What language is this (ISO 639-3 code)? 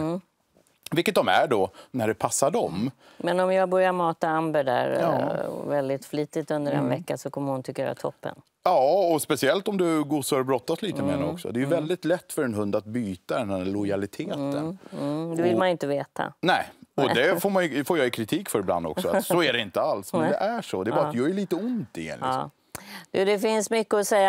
swe